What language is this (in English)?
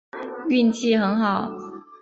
Chinese